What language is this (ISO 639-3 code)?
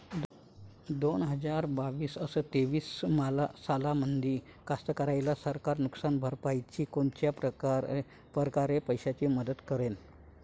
mar